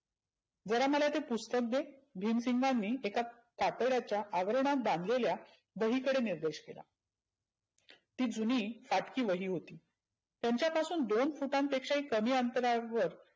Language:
Marathi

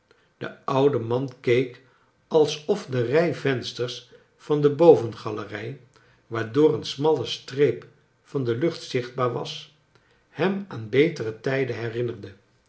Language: Dutch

